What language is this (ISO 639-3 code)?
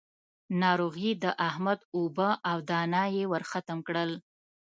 pus